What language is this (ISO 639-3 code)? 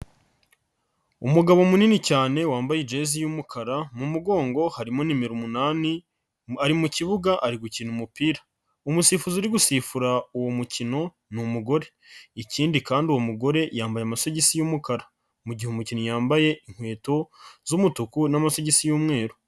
kin